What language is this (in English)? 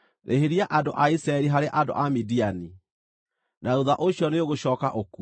Kikuyu